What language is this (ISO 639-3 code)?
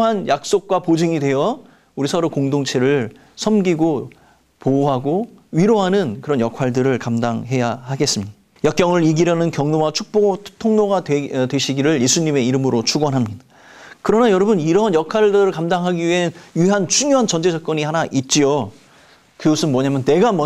kor